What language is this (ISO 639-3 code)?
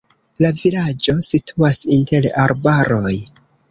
epo